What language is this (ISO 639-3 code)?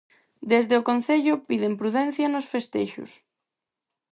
glg